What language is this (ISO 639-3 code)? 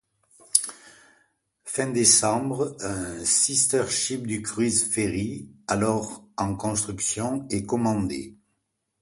fra